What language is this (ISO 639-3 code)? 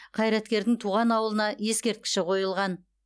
kaz